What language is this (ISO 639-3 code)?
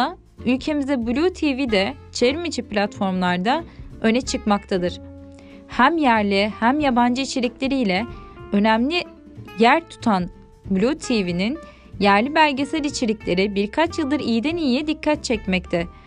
tur